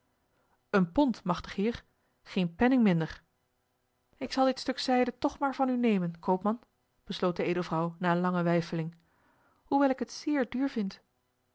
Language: Dutch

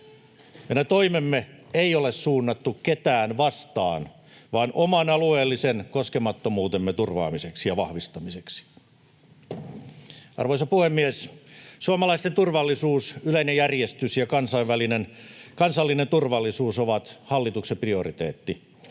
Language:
Finnish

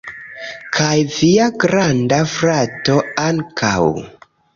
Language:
Esperanto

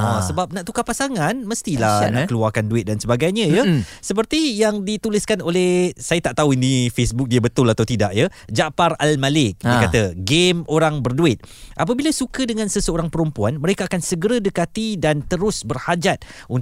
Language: Malay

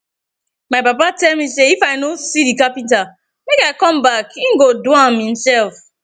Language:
Nigerian Pidgin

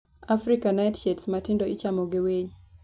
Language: Luo (Kenya and Tanzania)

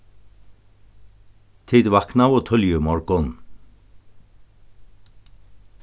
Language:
Faroese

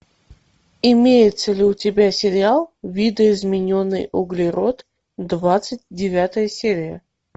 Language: Russian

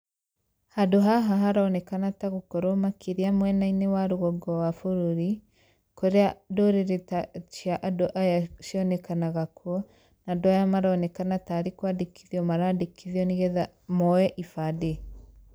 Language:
Kikuyu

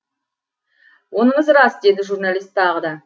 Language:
Kazakh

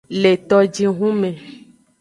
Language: Aja (Benin)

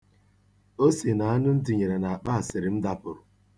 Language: Igbo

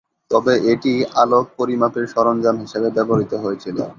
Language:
Bangla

